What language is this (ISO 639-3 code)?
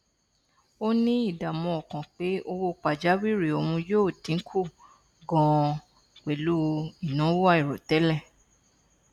yor